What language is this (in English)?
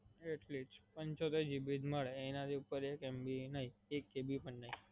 Gujarati